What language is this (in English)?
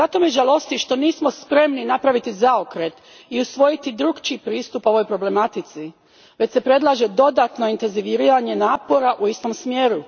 Croatian